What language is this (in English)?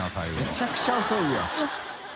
Japanese